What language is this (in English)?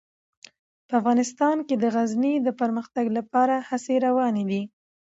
Pashto